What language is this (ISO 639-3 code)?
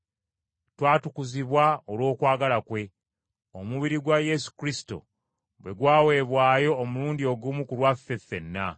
lug